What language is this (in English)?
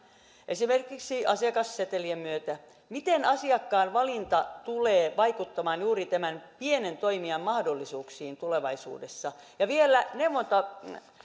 Finnish